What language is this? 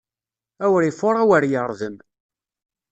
Kabyle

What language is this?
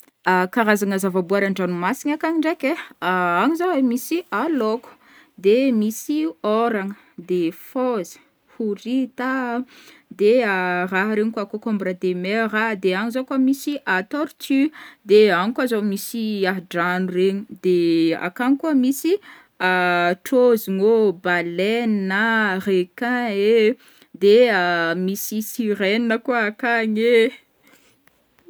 Northern Betsimisaraka Malagasy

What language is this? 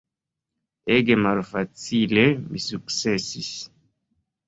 Esperanto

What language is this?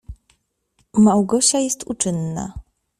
Polish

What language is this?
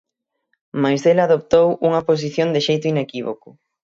Galician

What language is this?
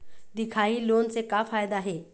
Chhattisgarhi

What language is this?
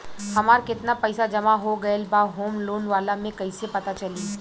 Bhojpuri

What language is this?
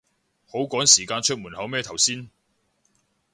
Cantonese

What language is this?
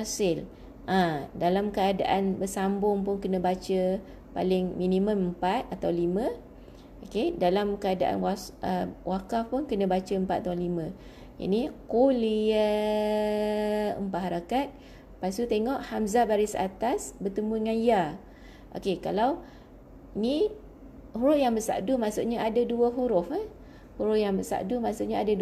Malay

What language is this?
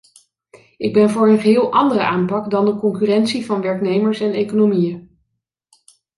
Dutch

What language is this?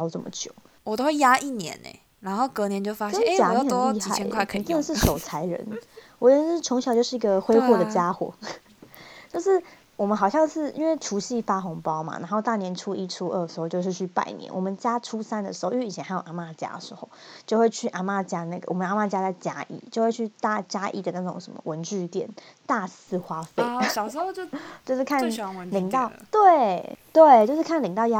Chinese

